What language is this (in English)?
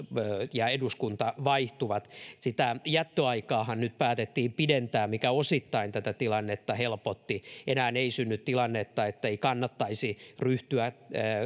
Finnish